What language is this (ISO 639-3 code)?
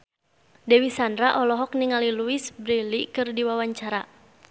sun